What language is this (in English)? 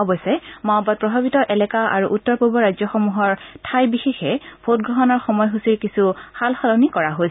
Assamese